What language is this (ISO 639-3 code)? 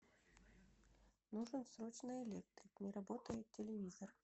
rus